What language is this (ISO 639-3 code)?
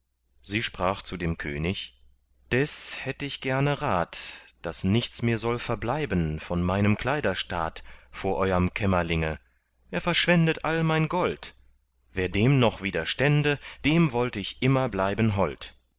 deu